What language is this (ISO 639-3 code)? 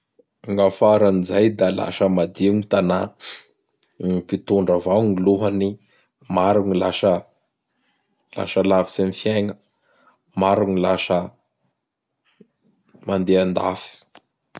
bhr